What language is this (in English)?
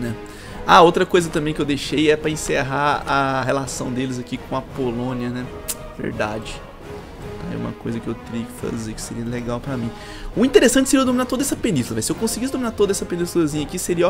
Portuguese